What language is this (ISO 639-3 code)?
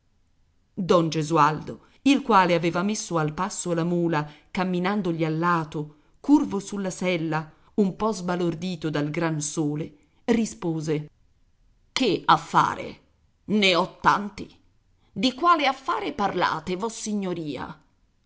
ita